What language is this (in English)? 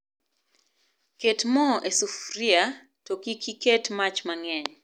Luo (Kenya and Tanzania)